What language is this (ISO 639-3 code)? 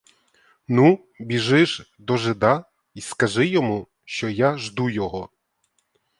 ukr